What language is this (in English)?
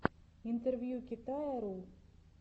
Russian